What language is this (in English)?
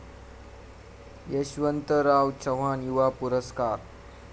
Marathi